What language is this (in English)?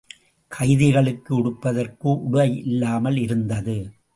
Tamil